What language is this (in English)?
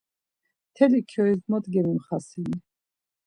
Laz